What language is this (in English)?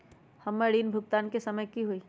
Magahi